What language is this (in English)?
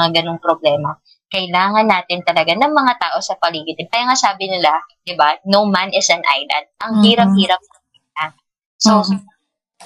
Filipino